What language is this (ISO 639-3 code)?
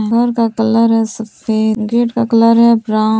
hin